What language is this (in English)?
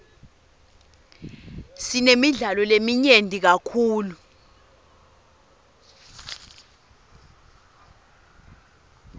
Swati